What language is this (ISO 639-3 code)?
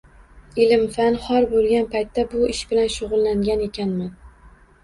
uzb